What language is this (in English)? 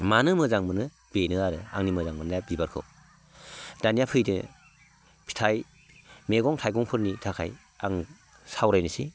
Bodo